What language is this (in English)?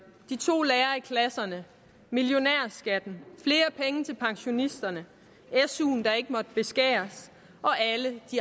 Danish